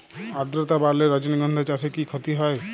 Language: Bangla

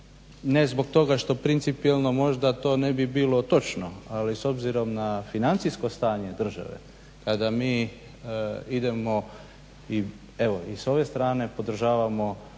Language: Croatian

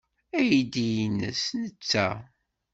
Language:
Kabyle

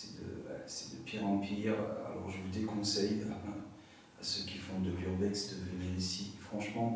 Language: French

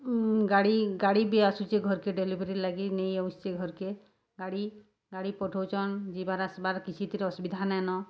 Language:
Odia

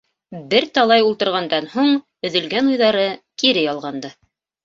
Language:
Bashkir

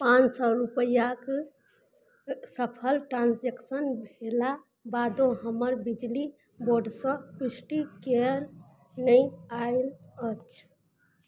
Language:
Maithili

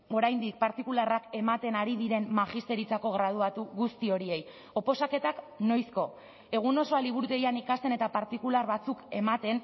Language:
Basque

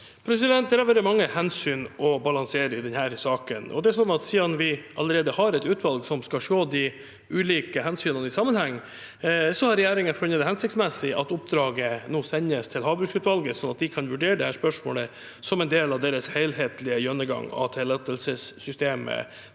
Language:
Norwegian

